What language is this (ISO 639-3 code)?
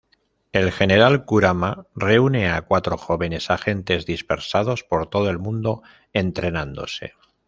spa